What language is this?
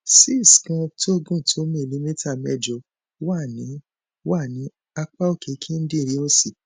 Yoruba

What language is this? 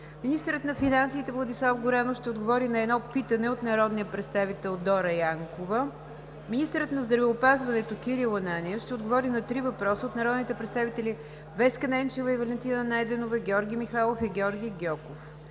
Bulgarian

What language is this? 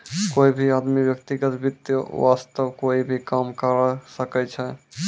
Maithili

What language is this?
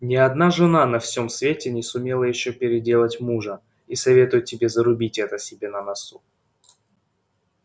Russian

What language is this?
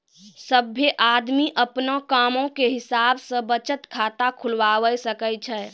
Maithili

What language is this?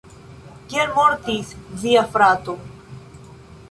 Esperanto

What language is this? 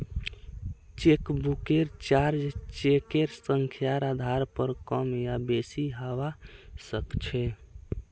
Magahi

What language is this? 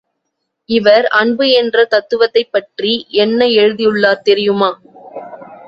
Tamil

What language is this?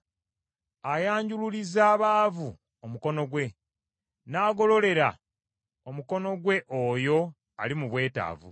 Ganda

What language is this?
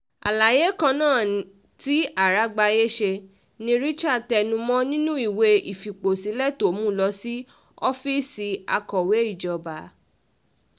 Yoruba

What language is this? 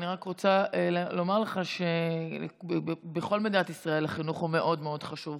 Hebrew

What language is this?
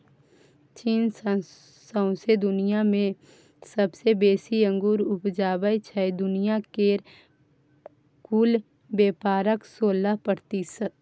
Maithili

